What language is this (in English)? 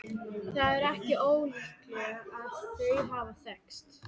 Icelandic